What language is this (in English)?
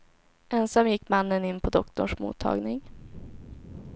Swedish